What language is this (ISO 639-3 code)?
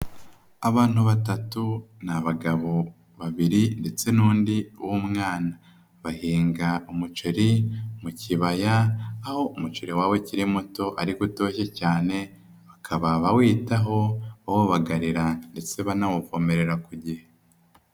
kin